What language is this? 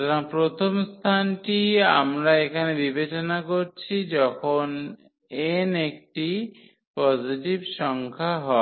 Bangla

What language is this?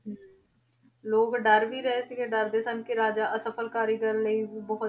Punjabi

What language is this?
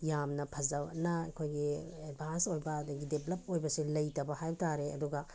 Manipuri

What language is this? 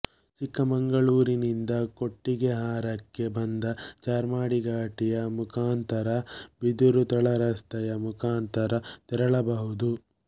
Kannada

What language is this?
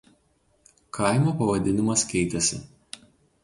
Lithuanian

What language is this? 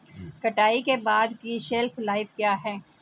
Hindi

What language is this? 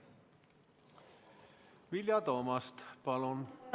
Estonian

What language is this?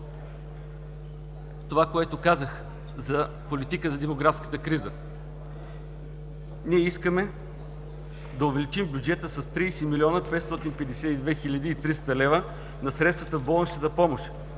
Bulgarian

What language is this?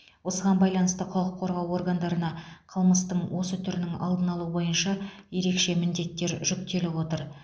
Kazakh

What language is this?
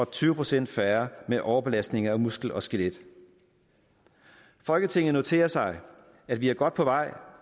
Danish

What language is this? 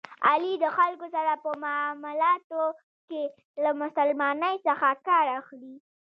Pashto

